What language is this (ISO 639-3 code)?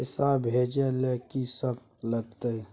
mai